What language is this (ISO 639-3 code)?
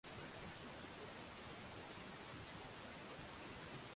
swa